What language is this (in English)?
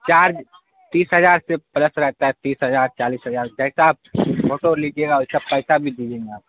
Urdu